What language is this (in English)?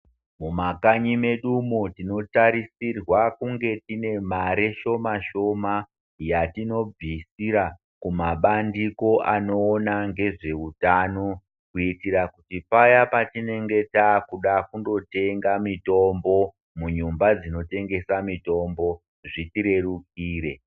Ndau